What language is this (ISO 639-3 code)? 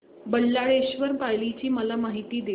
mar